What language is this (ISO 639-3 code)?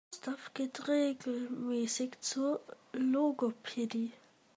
deu